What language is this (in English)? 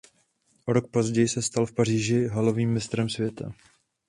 Czech